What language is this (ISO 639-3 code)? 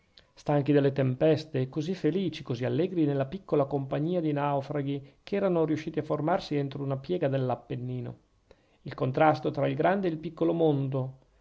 ita